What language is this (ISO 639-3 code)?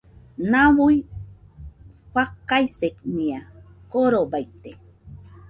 hux